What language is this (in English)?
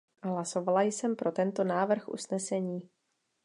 Czech